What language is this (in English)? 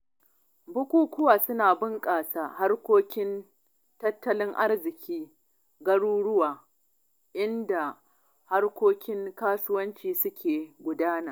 Hausa